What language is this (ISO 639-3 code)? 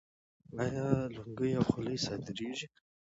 pus